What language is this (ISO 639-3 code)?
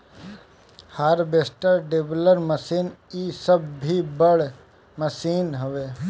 bho